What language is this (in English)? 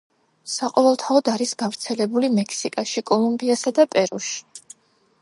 Georgian